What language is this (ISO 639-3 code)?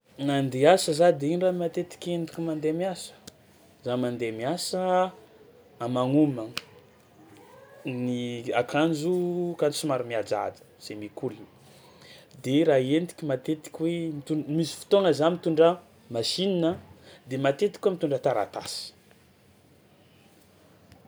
xmw